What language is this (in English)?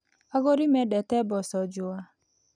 Kikuyu